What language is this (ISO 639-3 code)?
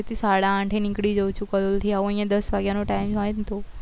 guj